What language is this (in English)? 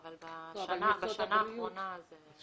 Hebrew